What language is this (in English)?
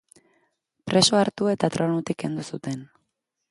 Basque